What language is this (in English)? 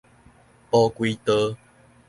Min Nan Chinese